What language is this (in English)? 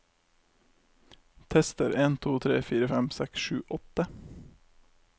Norwegian